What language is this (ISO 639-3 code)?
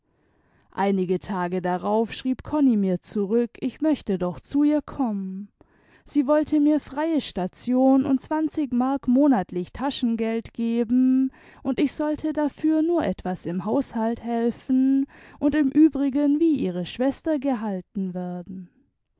deu